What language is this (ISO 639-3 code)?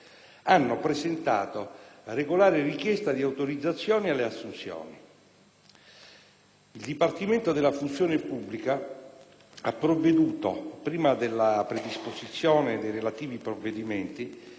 ita